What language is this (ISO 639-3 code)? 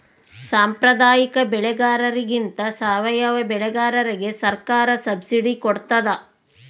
kan